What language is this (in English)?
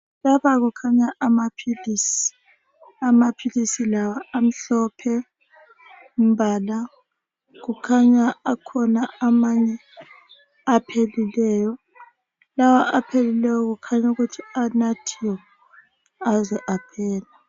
North Ndebele